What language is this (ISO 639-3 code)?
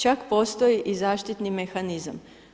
hrv